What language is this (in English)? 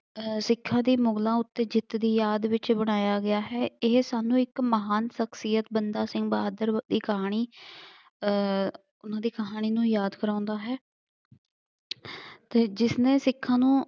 Punjabi